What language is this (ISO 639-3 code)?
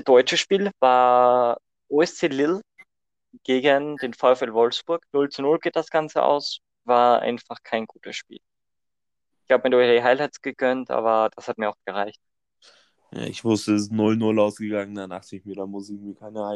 deu